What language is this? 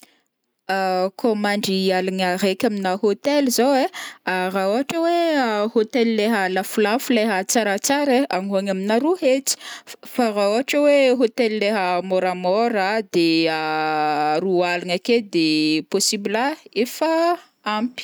Northern Betsimisaraka Malagasy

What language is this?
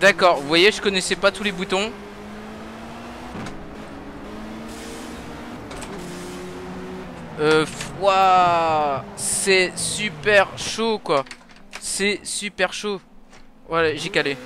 French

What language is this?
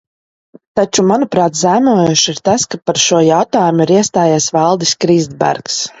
Latvian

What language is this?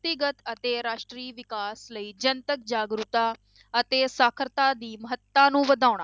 Punjabi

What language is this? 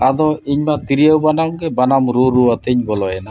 Santali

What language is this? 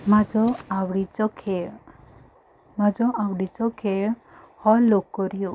Konkani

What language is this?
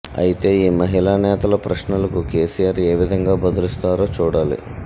Telugu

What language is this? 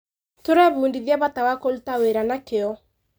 Kikuyu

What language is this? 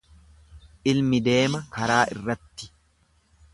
Oromo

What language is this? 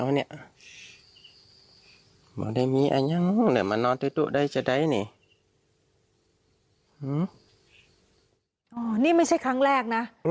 Thai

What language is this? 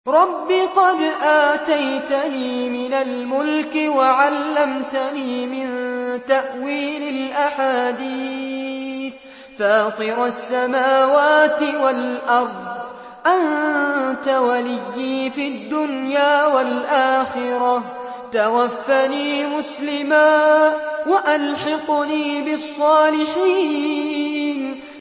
Arabic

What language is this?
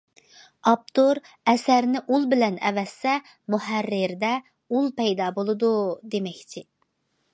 Uyghur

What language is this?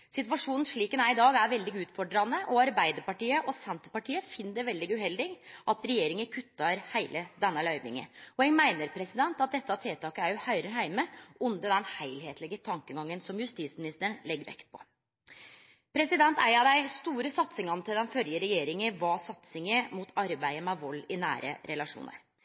Norwegian Nynorsk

